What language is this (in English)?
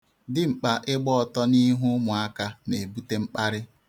Igbo